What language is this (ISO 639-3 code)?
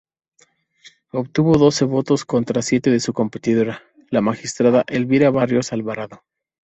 spa